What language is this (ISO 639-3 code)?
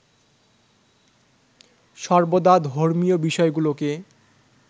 ben